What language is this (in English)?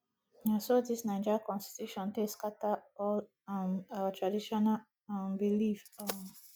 Nigerian Pidgin